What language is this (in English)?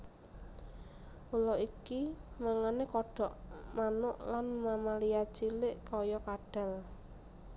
Javanese